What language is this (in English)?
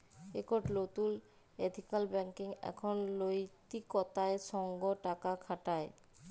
Bangla